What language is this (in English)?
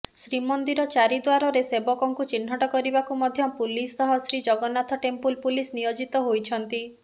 Odia